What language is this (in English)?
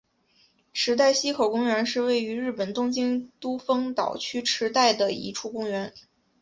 Chinese